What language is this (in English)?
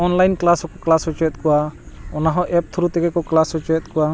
Santali